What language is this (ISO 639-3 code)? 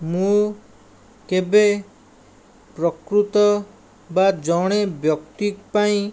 ori